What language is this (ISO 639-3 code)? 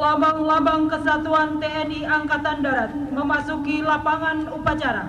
ind